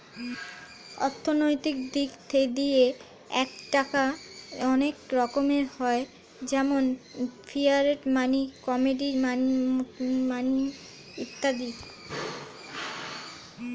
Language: Bangla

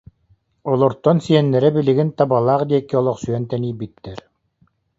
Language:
Yakut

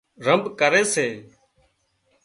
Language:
Wadiyara Koli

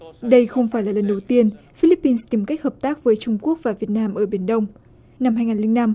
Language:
Vietnamese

